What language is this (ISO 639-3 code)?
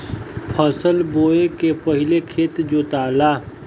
bho